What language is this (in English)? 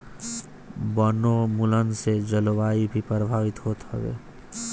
Bhojpuri